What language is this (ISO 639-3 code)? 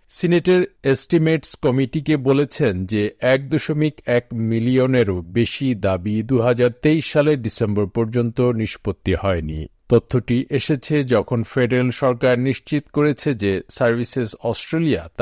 ben